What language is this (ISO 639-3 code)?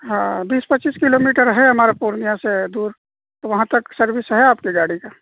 urd